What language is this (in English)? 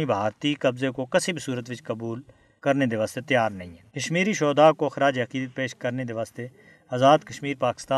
Urdu